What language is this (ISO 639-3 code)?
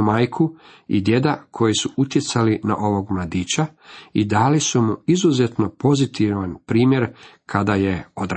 hrv